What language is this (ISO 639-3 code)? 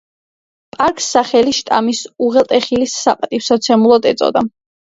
kat